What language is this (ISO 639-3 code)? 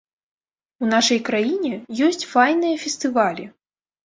bel